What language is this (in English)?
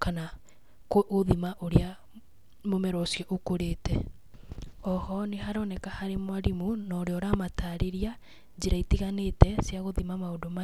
Kikuyu